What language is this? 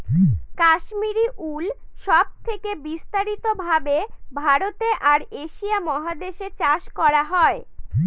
Bangla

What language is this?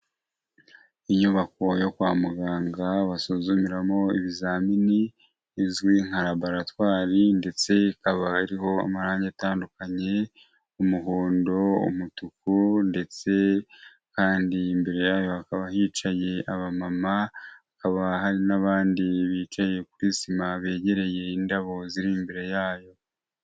Kinyarwanda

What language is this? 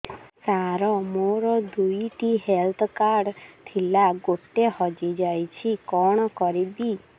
Odia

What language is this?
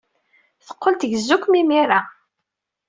Kabyle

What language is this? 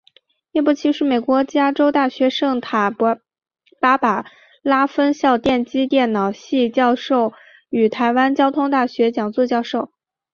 Chinese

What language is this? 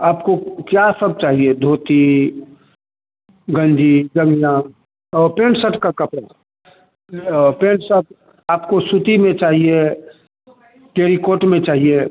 Hindi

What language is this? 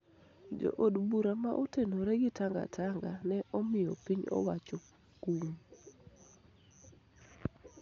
Luo (Kenya and Tanzania)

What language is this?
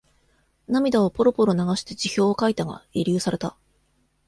Japanese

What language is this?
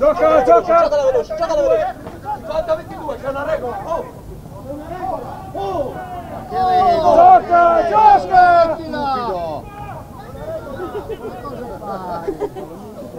Italian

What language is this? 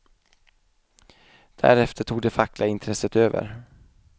Swedish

